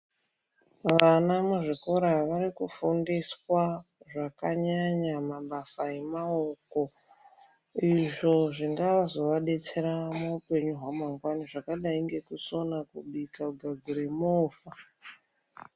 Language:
Ndau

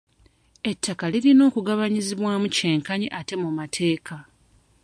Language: Ganda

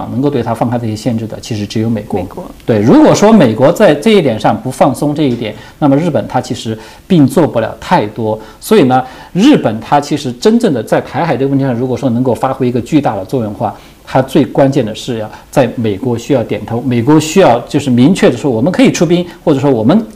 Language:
Chinese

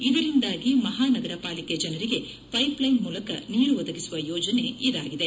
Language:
Kannada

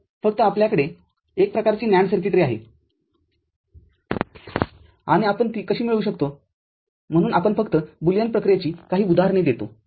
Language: Marathi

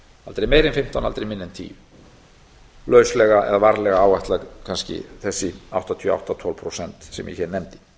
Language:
Icelandic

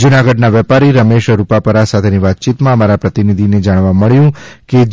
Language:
Gujarati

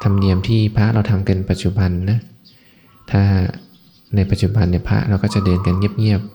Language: Thai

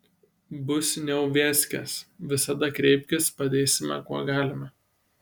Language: Lithuanian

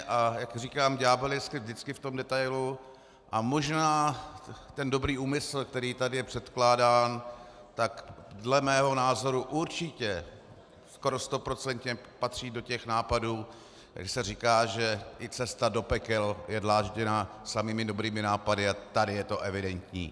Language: Czech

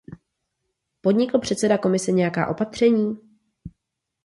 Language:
Czech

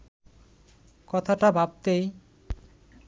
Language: Bangla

